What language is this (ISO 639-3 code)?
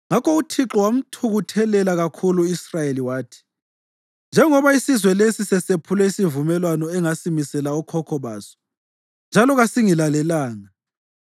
nde